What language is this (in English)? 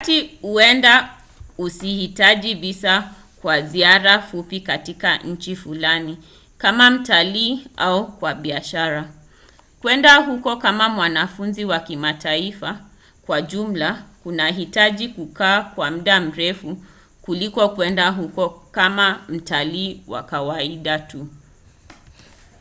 Swahili